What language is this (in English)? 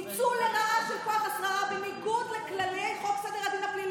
Hebrew